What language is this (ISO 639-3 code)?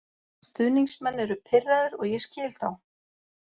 isl